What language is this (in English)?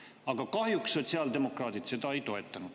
Estonian